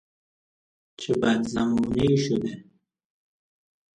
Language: Persian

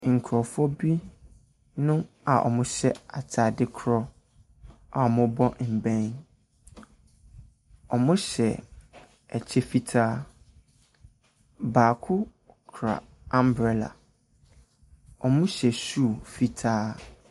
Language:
Akan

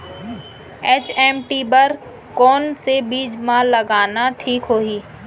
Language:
Chhattisgarhi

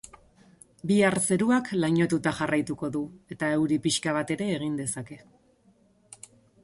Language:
Basque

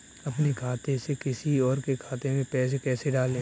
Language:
Hindi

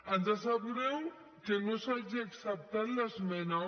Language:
Catalan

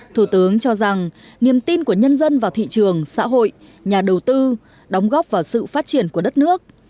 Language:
Vietnamese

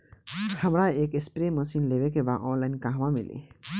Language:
Bhojpuri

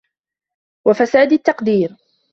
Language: Arabic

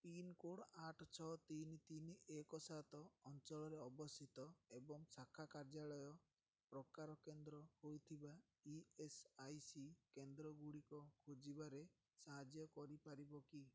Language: Odia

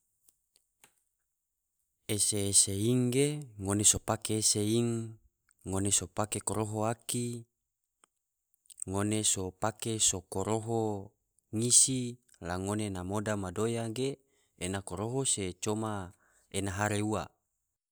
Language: Tidore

